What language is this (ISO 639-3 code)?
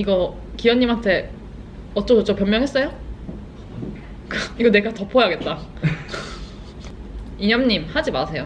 kor